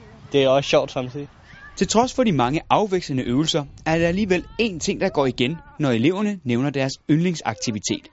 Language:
Danish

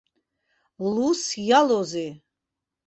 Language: Abkhazian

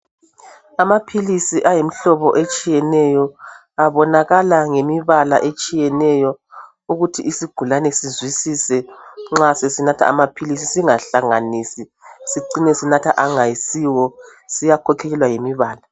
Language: North Ndebele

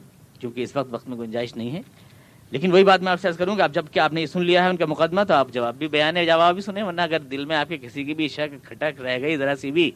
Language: Urdu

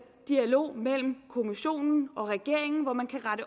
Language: Danish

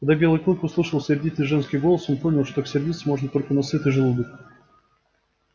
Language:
Russian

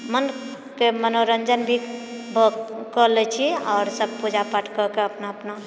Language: Maithili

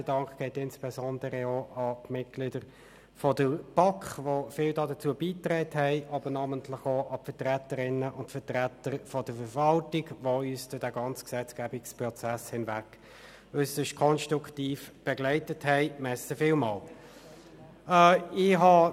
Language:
Swiss German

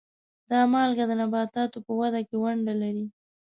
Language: Pashto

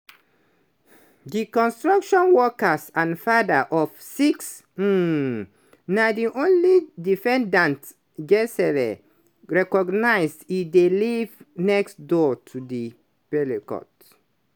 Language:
Nigerian Pidgin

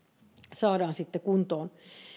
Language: Finnish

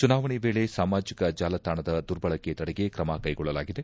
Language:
Kannada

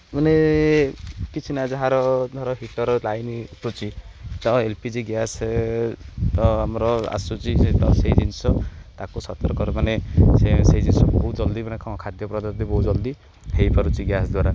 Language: Odia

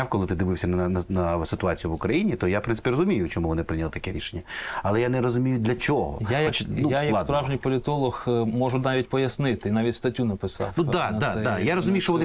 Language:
Ukrainian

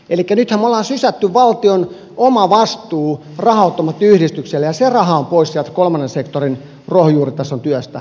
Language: Finnish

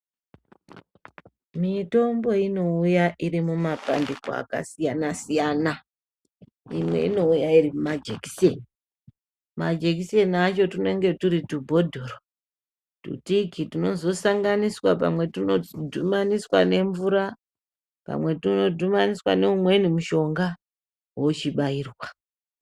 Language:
Ndau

